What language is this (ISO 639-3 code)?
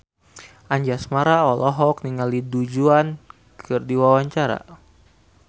sun